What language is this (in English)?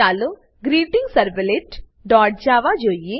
Gujarati